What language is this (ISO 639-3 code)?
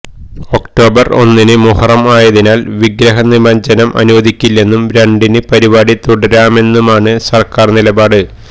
mal